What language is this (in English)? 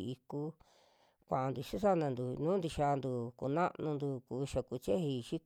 Western Juxtlahuaca Mixtec